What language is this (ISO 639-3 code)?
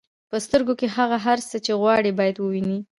pus